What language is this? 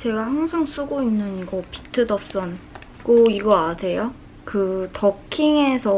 Korean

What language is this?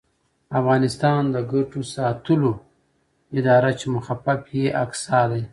Pashto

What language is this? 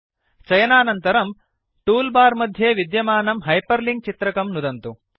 Sanskrit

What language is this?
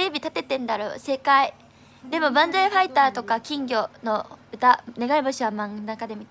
Japanese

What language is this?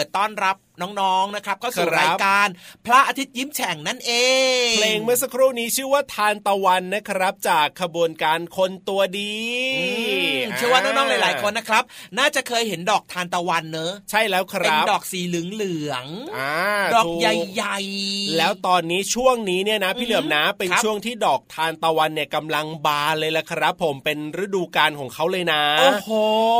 Thai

